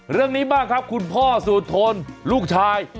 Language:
Thai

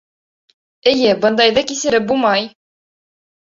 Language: Bashkir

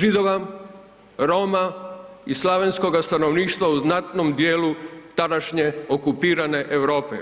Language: Croatian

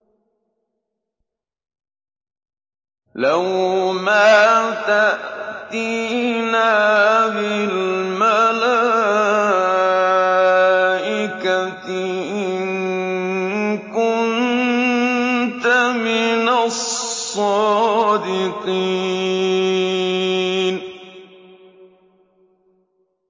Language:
Arabic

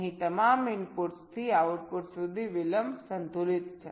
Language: Gujarati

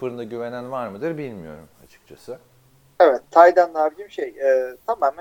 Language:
Turkish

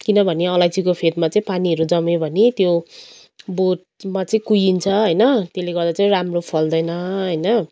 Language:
Nepali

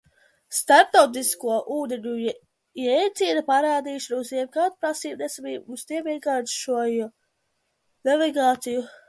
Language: Latvian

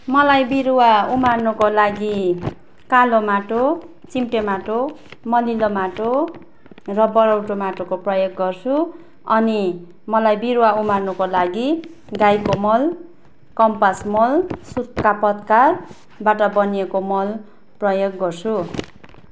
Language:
Nepali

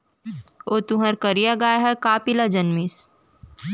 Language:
Chhattisgarhi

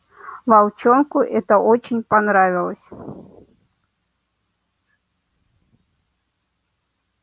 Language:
Russian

